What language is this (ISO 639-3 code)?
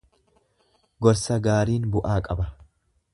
orm